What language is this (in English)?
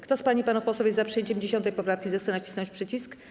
Polish